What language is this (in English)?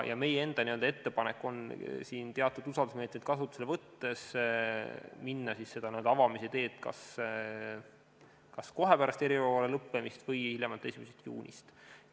Estonian